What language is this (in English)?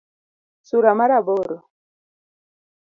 Luo (Kenya and Tanzania)